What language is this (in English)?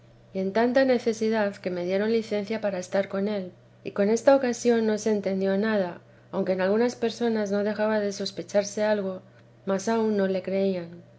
Spanish